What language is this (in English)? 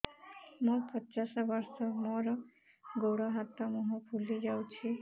Odia